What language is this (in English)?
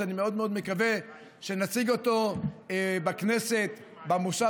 Hebrew